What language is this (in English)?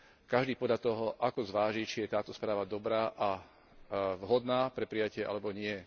Slovak